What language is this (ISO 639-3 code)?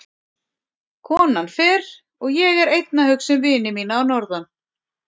isl